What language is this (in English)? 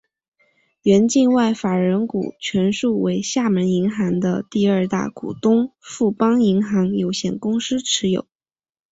Chinese